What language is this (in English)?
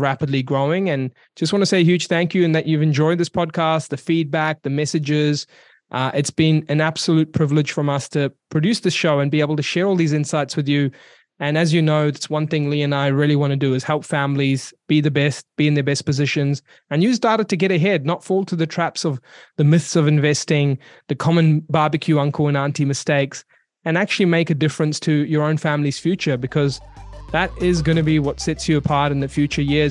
English